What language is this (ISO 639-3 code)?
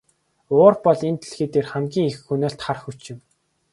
mon